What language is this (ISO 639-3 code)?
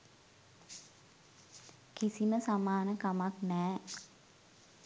sin